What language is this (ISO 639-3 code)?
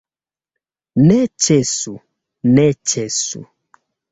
epo